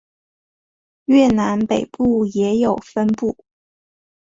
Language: Chinese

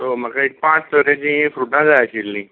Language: Konkani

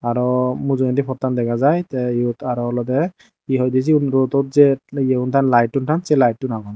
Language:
Chakma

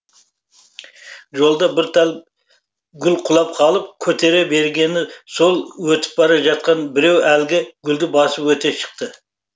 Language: Kazakh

